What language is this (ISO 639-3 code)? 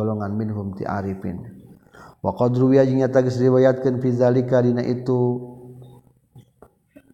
msa